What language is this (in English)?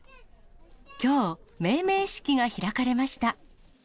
Japanese